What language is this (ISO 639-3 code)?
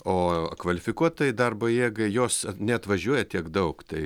lit